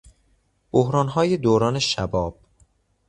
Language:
Persian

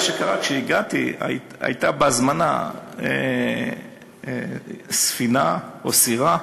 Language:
Hebrew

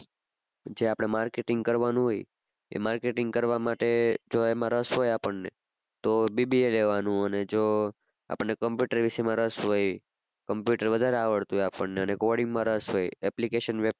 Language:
Gujarati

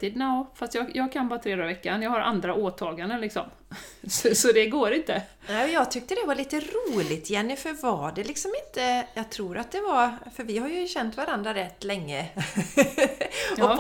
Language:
Swedish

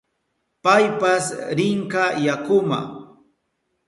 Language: Southern Pastaza Quechua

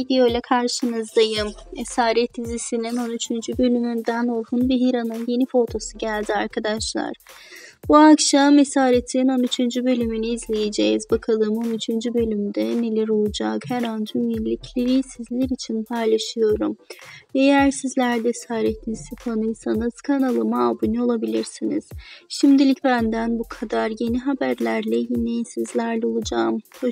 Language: Turkish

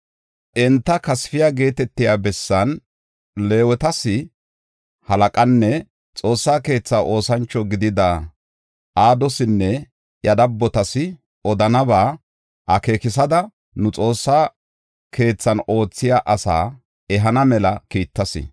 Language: Gofa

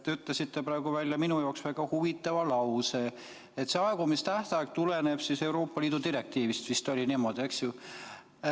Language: Estonian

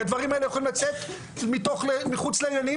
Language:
Hebrew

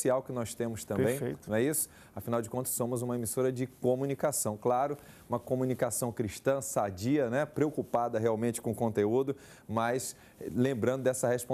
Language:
Portuguese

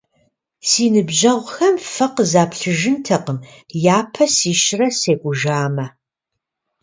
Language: Kabardian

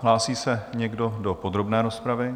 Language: Czech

